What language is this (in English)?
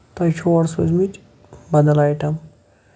Kashmiri